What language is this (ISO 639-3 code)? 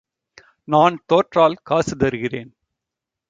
tam